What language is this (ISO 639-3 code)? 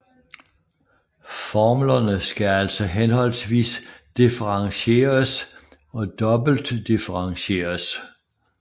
dan